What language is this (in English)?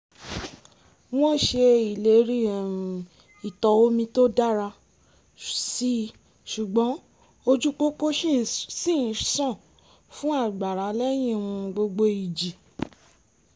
Yoruba